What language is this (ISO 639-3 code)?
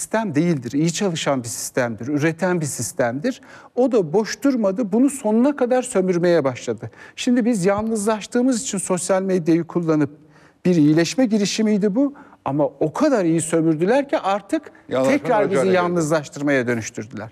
tur